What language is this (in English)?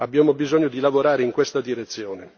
Italian